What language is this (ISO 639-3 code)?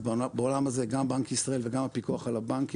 heb